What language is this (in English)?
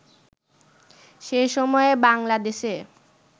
Bangla